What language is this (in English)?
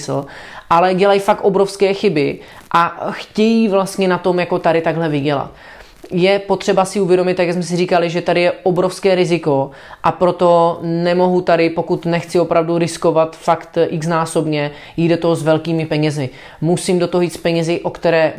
Czech